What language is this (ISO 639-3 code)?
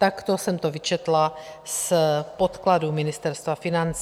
ces